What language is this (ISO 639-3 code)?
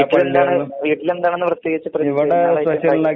mal